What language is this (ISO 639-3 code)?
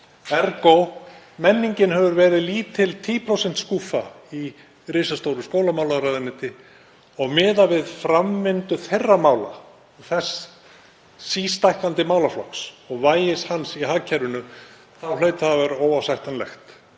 isl